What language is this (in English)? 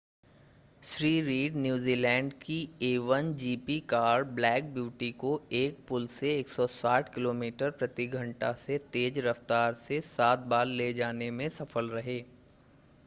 Hindi